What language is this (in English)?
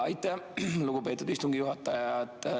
Estonian